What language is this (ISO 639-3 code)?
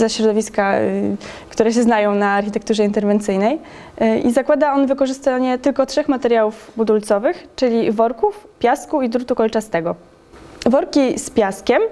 pol